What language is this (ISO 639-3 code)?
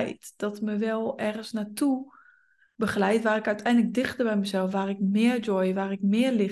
nld